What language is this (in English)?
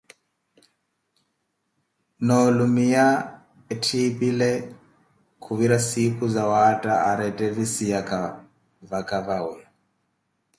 Koti